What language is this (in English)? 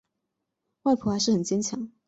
Chinese